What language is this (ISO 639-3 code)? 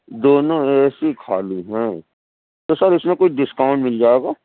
urd